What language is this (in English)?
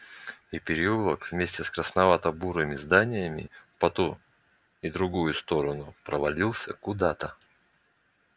Russian